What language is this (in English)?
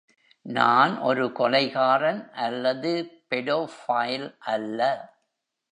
Tamil